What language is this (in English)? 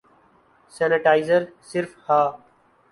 Urdu